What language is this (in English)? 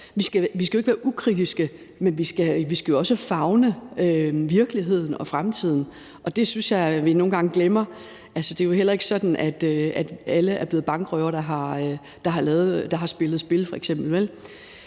Danish